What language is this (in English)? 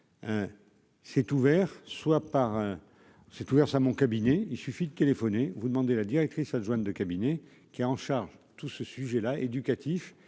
French